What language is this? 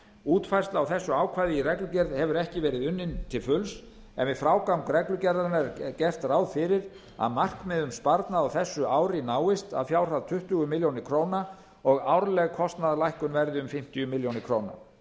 Icelandic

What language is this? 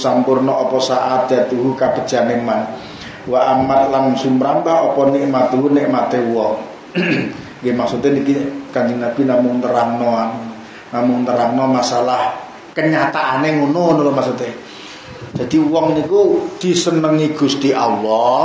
Indonesian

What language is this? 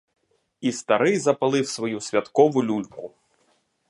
Ukrainian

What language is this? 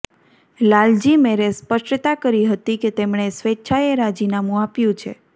Gujarati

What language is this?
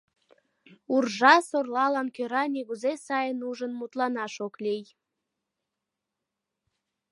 Mari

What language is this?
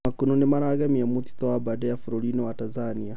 Kikuyu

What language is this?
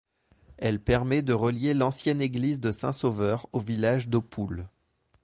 French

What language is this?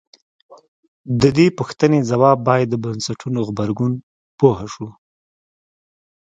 Pashto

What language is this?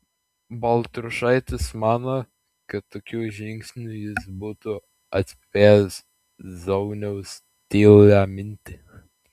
Lithuanian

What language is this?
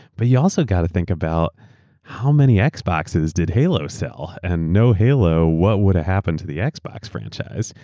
English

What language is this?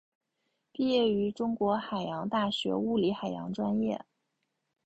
Chinese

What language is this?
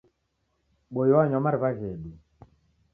Taita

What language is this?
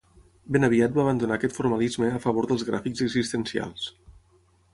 Catalan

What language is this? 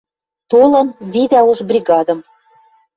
Western Mari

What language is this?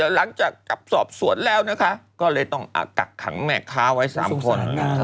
Thai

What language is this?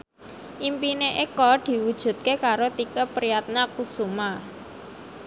Javanese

